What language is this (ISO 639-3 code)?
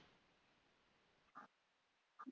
pan